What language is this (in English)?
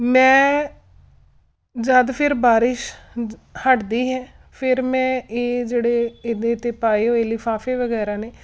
Punjabi